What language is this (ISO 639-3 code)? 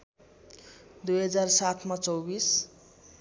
nep